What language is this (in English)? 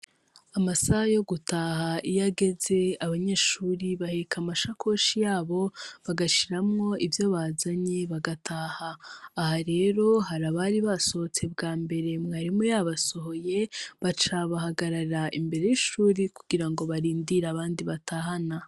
Rundi